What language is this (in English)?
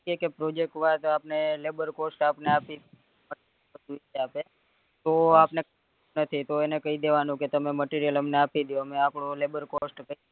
Gujarati